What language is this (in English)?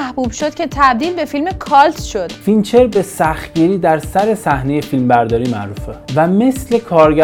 Persian